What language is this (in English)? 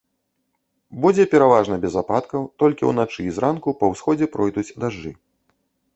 Belarusian